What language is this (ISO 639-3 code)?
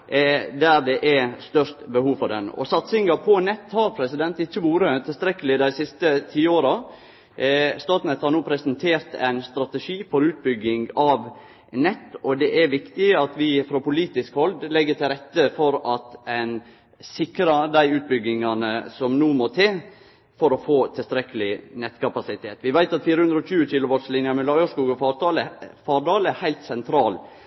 nno